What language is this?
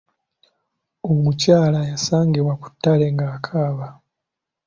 Ganda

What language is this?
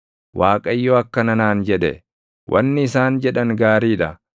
Oromo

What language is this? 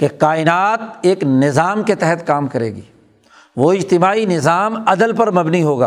Urdu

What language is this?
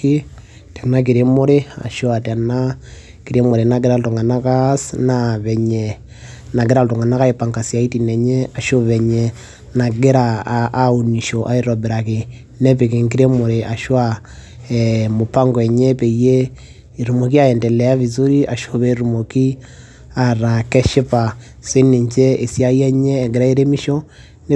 Masai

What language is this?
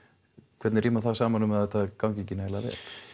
Icelandic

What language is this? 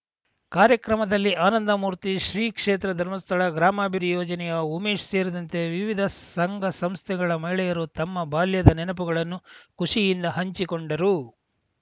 Kannada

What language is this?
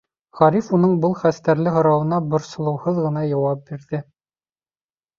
Bashkir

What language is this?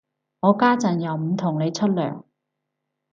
Cantonese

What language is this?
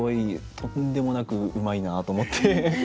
Japanese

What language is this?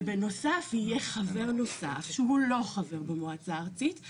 Hebrew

